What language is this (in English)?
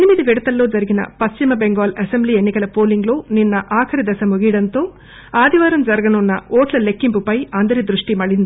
Telugu